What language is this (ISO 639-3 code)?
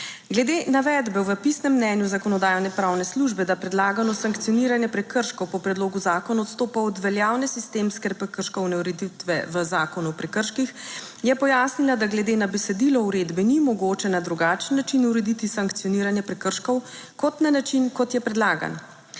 slv